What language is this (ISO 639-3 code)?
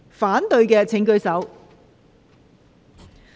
yue